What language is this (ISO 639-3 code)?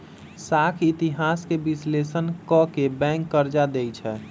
mag